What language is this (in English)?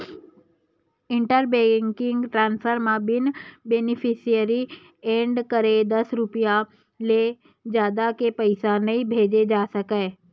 Chhattisgarhi